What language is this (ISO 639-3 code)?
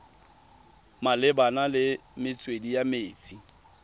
tsn